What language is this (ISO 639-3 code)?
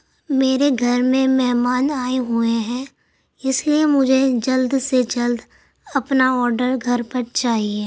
urd